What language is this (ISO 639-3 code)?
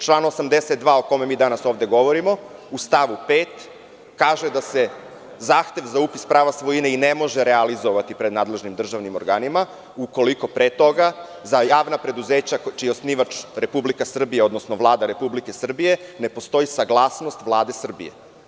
srp